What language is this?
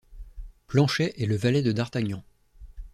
French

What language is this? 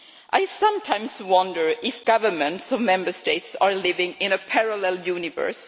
English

